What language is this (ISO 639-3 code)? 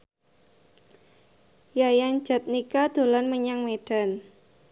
jav